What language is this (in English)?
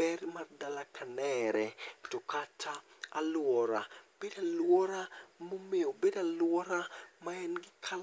Luo (Kenya and Tanzania)